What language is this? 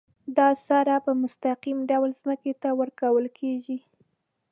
Pashto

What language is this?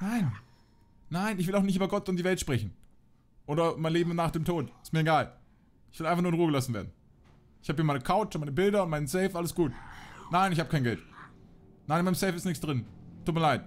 German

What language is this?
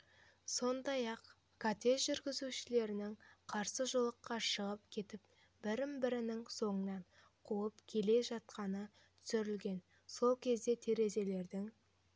Kazakh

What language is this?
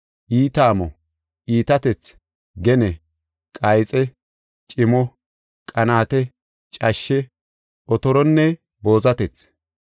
Gofa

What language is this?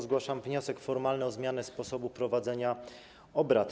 Polish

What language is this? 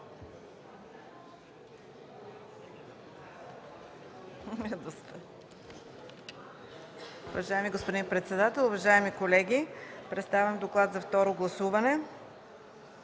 Bulgarian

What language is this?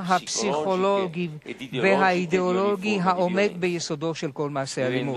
Hebrew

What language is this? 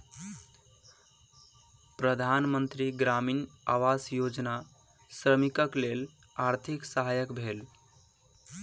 Maithili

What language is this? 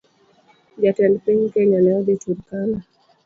Luo (Kenya and Tanzania)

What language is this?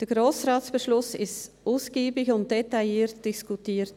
Swiss German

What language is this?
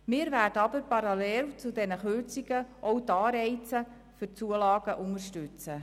Swiss German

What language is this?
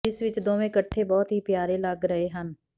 Punjabi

